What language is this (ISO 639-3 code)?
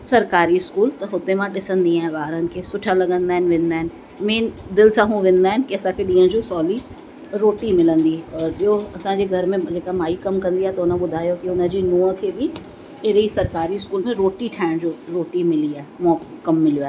snd